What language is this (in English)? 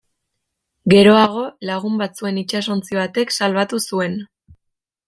Basque